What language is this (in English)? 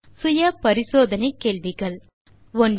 Tamil